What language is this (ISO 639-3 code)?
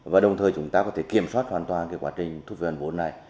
vie